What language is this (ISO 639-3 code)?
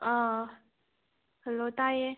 mni